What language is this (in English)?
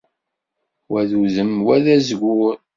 Kabyle